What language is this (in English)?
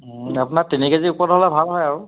Assamese